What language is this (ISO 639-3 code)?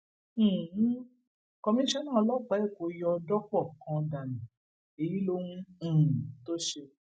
yor